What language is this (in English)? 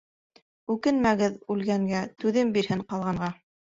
Bashkir